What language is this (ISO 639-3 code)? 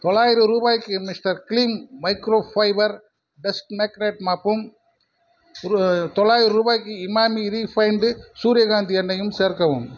tam